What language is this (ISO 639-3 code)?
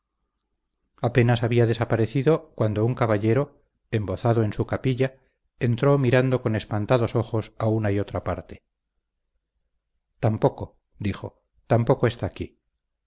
spa